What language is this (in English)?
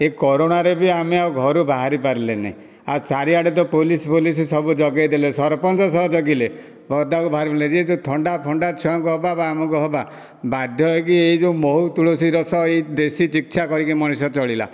Odia